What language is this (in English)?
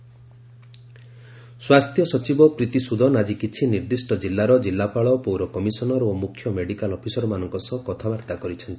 Odia